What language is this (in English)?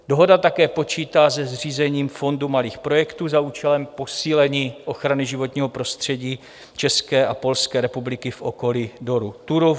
Czech